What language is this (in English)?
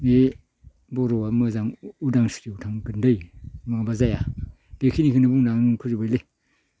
Bodo